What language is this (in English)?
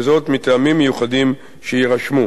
Hebrew